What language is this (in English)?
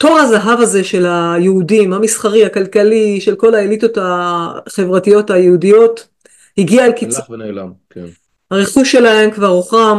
Hebrew